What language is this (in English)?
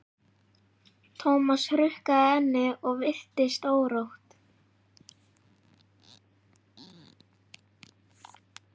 Icelandic